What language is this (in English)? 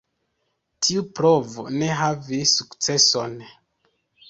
Esperanto